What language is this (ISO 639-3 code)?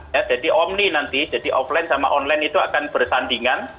ind